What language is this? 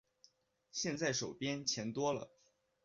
Chinese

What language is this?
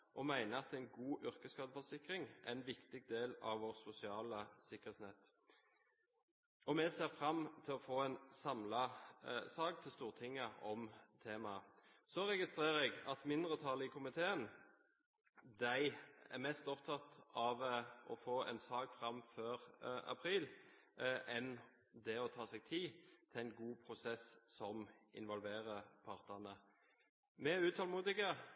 Norwegian Bokmål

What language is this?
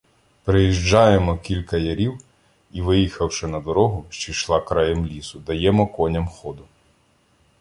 Ukrainian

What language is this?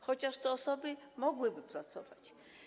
Polish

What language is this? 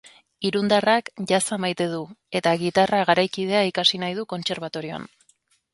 Basque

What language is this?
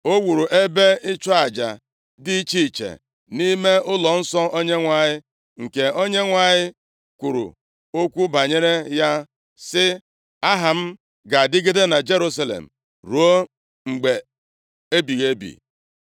Igbo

